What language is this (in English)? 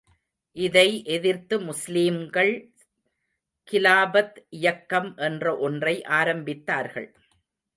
Tamil